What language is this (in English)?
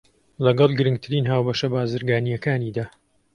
Central Kurdish